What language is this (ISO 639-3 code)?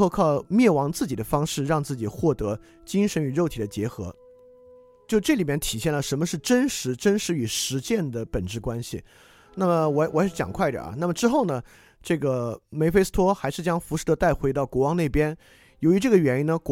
zho